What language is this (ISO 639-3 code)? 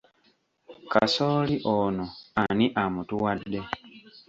lug